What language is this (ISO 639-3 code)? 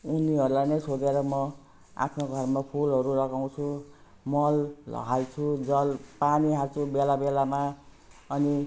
nep